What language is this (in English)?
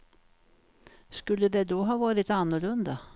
Swedish